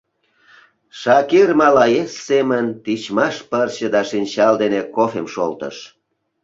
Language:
Mari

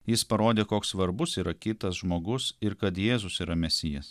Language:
Lithuanian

